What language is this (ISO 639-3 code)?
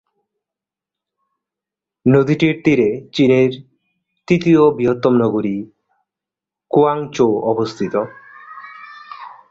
ben